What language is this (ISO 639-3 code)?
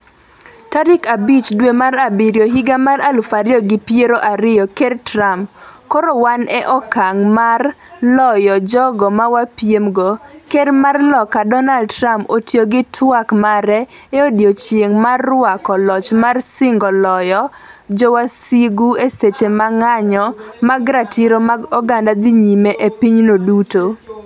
luo